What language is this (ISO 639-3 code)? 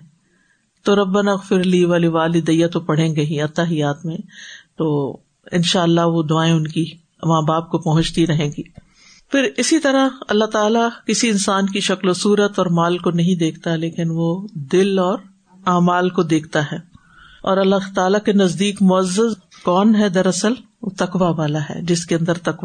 urd